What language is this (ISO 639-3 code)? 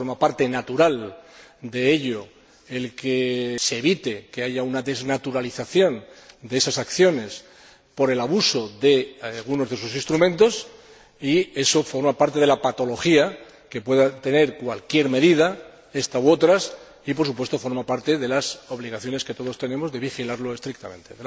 spa